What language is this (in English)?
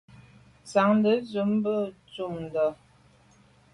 Medumba